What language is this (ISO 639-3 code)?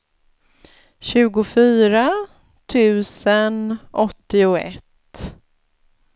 swe